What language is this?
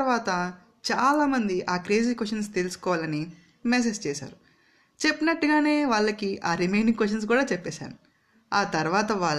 Telugu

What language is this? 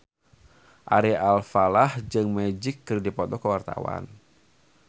Sundanese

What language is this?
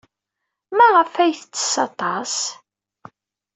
Kabyle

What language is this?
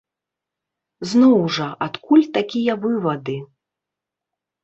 Belarusian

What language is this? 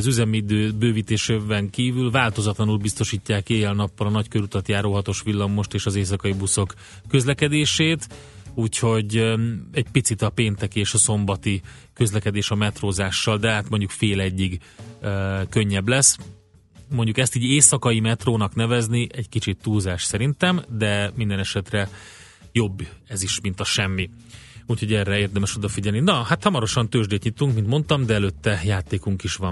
Hungarian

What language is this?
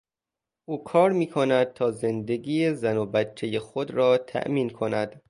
Persian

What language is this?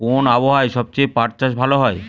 Bangla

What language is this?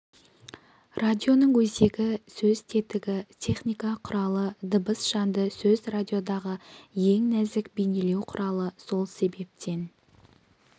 Kazakh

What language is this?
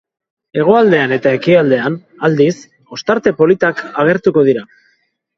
Basque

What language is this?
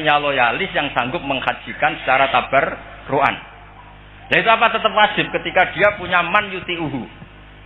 Indonesian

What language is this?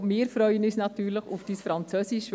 Swiss German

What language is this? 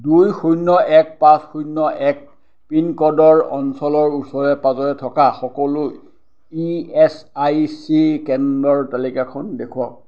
Assamese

